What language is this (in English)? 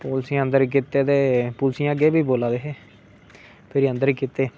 Dogri